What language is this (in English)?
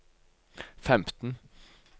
Norwegian